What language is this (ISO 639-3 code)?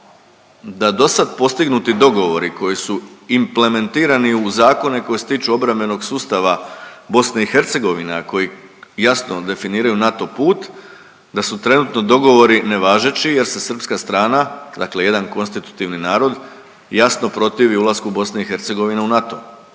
hrv